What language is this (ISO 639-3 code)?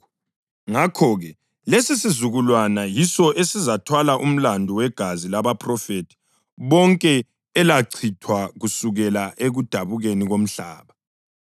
nde